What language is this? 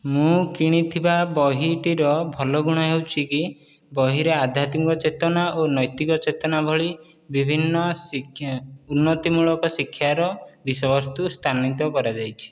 Odia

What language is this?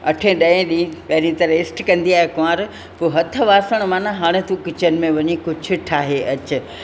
Sindhi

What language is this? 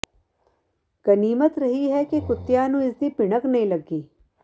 Punjabi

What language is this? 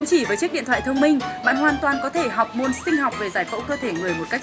Vietnamese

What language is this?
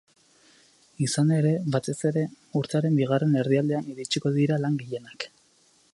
Basque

